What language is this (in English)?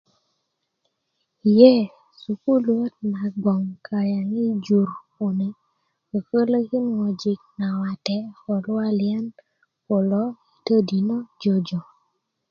Kuku